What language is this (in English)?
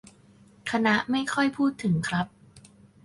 Thai